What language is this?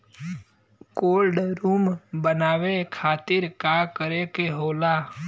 Bhojpuri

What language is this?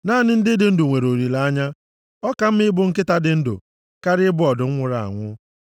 Igbo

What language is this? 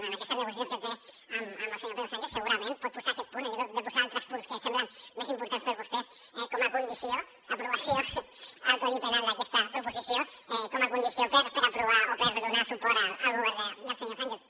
Catalan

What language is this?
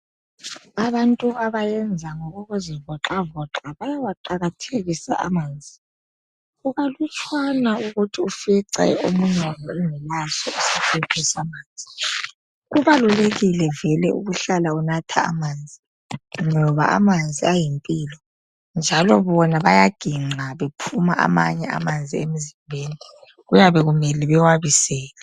North Ndebele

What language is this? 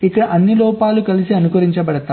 Telugu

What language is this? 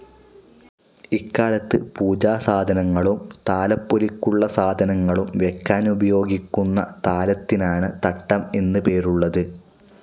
Malayalam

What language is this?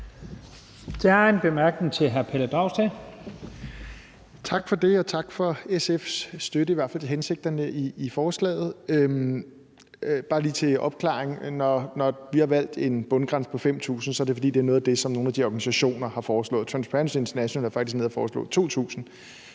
Danish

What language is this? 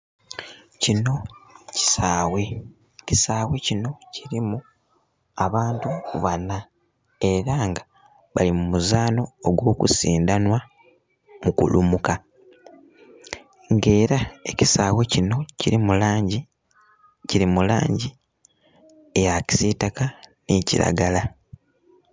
Soga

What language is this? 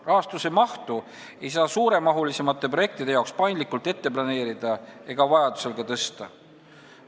Estonian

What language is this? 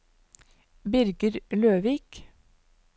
Norwegian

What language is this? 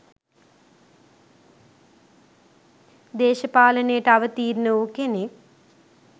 Sinhala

